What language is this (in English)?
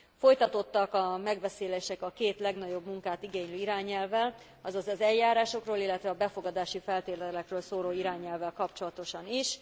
Hungarian